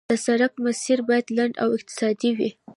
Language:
Pashto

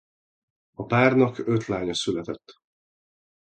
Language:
Hungarian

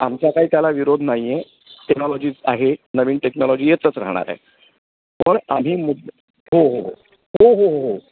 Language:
Marathi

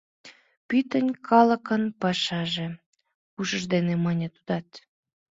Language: Mari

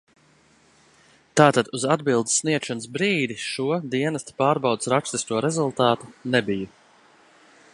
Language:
Latvian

